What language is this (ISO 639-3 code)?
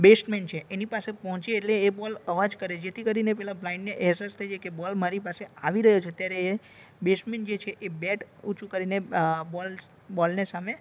guj